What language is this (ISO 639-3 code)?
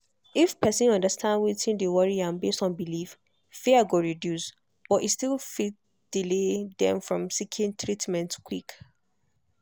pcm